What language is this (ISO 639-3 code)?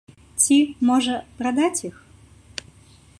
bel